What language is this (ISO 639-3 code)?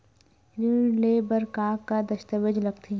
hne